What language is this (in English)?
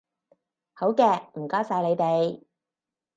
Cantonese